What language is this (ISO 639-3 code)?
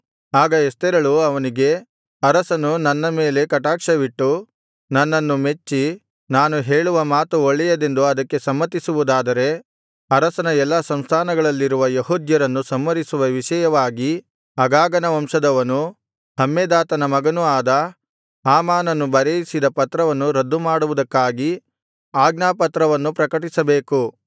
kan